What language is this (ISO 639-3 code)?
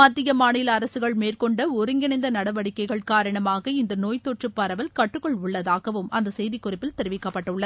tam